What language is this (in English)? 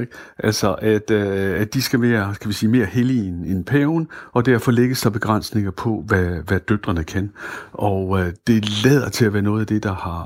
Danish